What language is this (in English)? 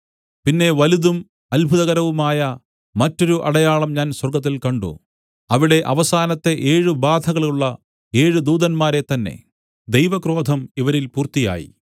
Malayalam